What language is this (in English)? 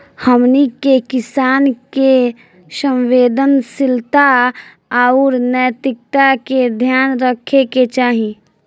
Bhojpuri